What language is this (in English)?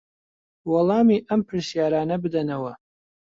Central Kurdish